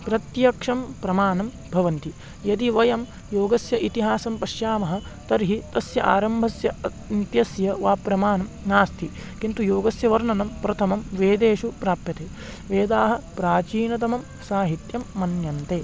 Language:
Sanskrit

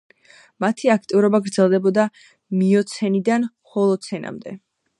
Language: Georgian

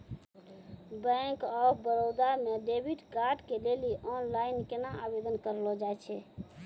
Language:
Maithili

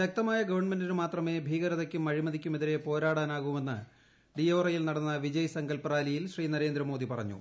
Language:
Malayalam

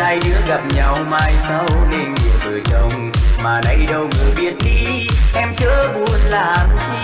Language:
Vietnamese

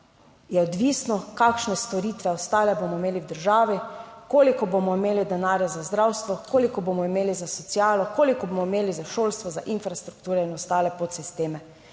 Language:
Slovenian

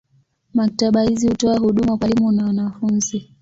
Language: Swahili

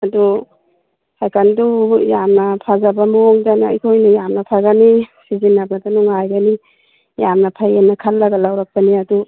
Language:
Manipuri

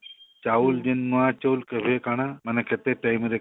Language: Odia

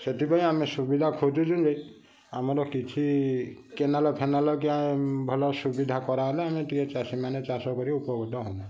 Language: Odia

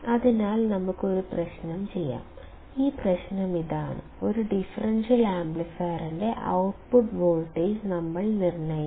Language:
Malayalam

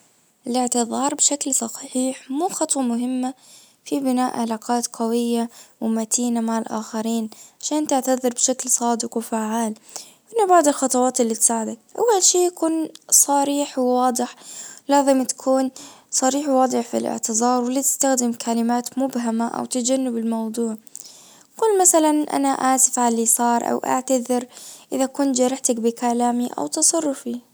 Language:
Najdi Arabic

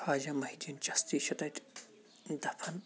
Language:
Kashmiri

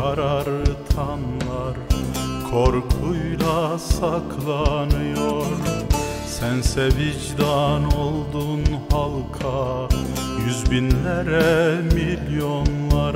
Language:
Turkish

